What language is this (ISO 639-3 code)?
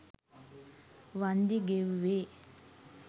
sin